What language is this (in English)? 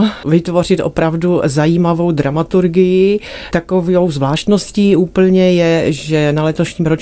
Czech